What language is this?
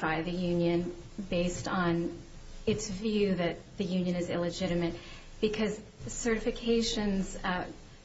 English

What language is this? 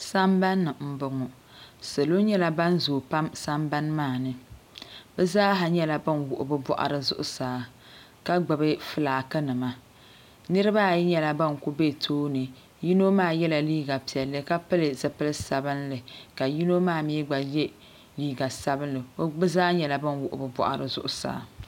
Dagbani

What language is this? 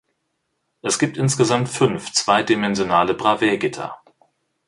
German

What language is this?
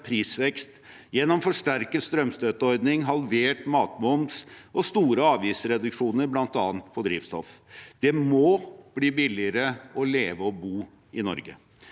Norwegian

